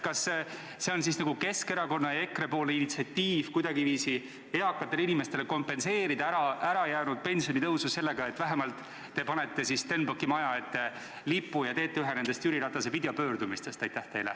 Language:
Estonian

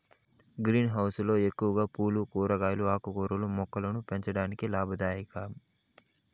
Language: Telugu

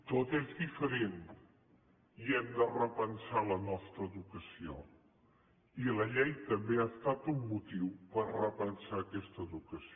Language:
Catalan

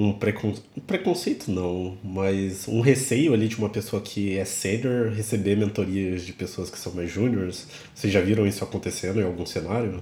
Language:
Portuguese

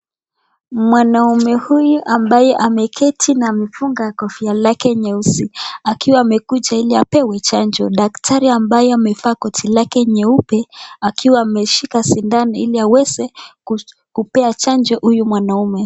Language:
Swahili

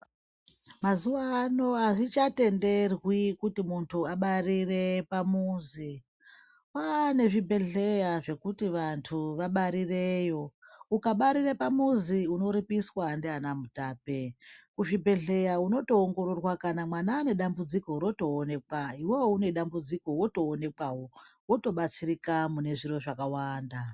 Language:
Ndau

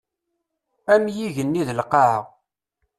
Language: Kabyle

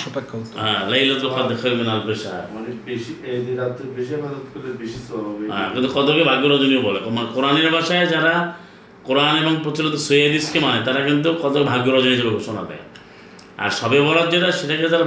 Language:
Bangla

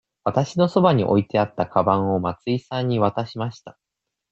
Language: Japanese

